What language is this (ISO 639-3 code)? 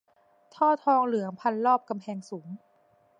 tha